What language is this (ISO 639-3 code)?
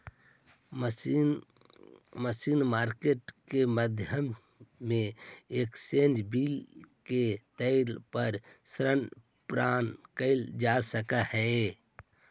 mag